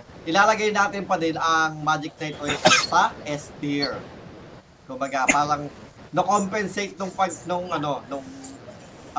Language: Filipino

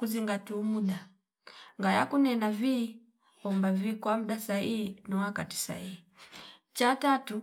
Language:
Fipa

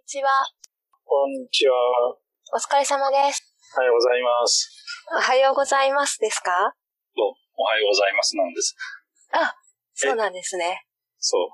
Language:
Japanese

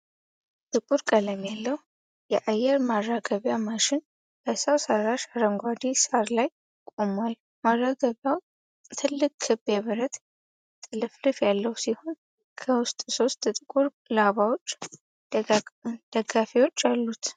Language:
Amharic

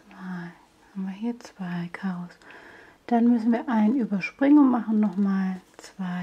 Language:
German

